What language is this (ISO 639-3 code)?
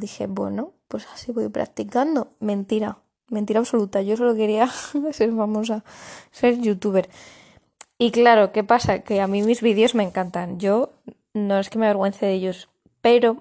spa